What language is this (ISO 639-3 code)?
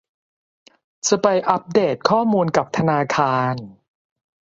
tha